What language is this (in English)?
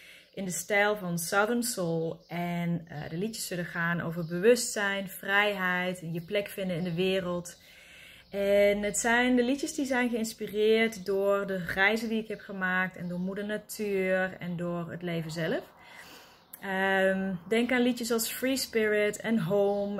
Dutch